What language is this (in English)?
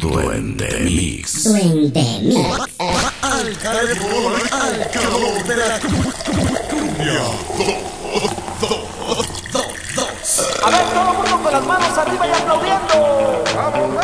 Spanish